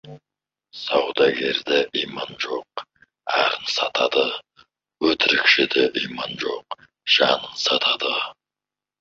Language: Kazakh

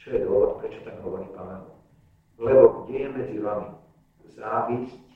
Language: Slovak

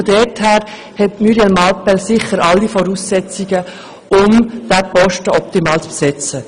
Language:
Swiss German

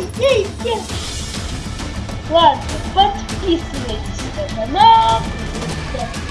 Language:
Russian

